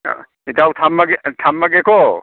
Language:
Manipuri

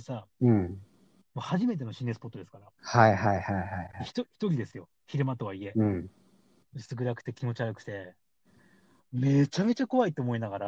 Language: Japanese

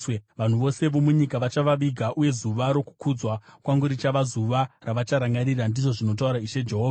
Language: Shona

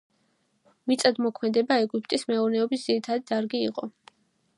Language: Georgian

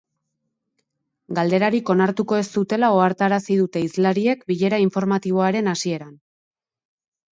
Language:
Basque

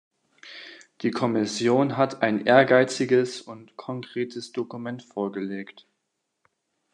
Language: German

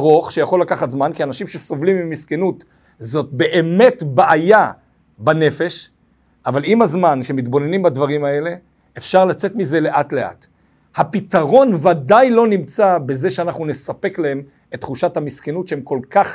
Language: Hebrew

